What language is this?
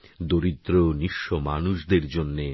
Bangla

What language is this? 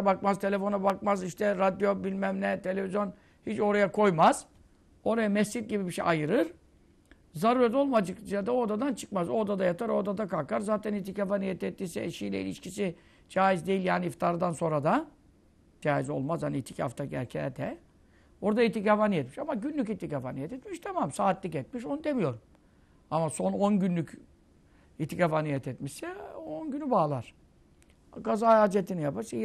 Turkish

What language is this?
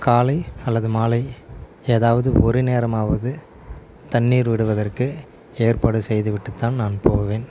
Tamil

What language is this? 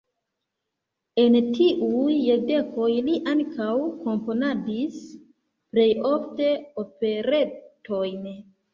Esperanto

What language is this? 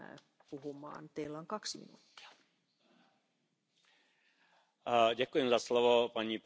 Spanish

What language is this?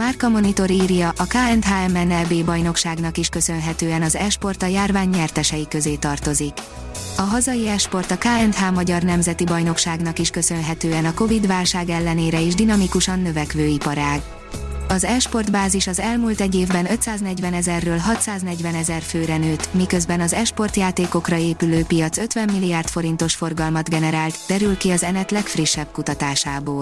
Hungarian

